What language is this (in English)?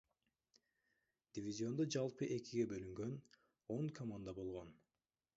Kyrgyz